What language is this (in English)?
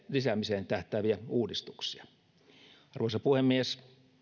Finnish